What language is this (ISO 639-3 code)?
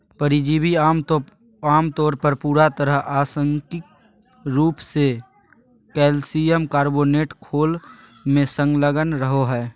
mag